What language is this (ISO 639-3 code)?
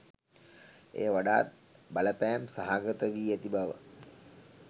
sin